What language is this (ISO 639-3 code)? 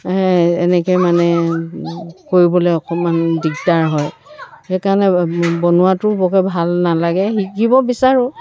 asm